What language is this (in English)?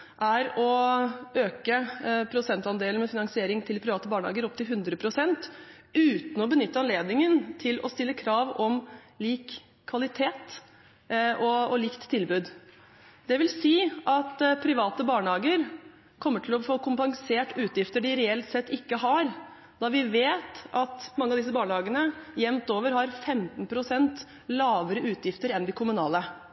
Norwegian Bokmål